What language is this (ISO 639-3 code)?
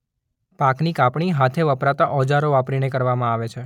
guj